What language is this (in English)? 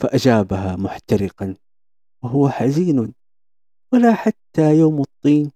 Arabic